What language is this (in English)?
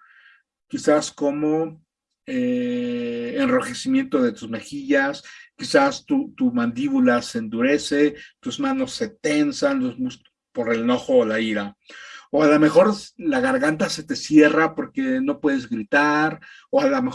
Spanish